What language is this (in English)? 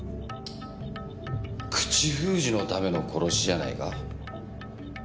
Japanese